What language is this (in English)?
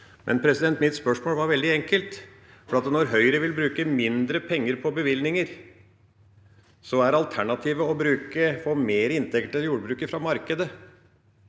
Norwegian